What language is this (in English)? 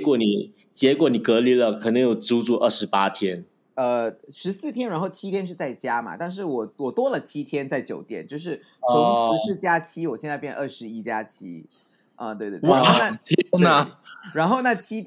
Chinese